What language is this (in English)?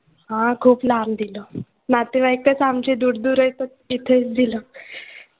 Marathi